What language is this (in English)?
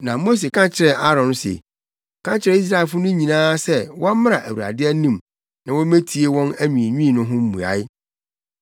Akan